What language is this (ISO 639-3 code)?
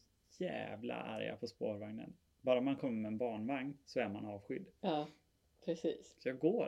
swe